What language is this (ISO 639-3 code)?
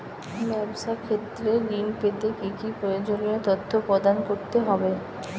ben